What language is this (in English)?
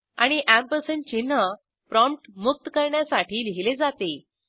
Marathi